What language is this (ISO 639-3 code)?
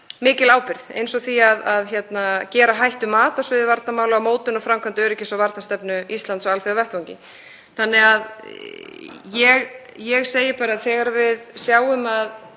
isl